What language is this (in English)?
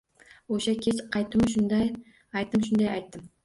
Uzbek